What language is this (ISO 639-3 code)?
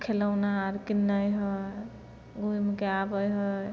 mai